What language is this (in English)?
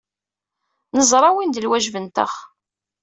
Kabyle